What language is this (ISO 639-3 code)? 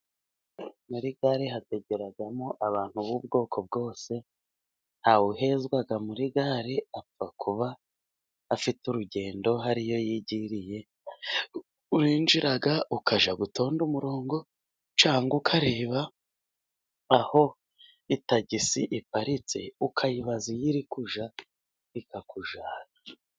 kin